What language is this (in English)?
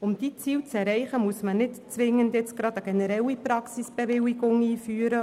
Swiss German